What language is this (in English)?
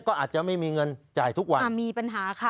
Thai